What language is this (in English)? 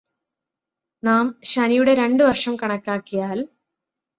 Malayalam